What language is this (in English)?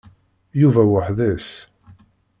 Kabyle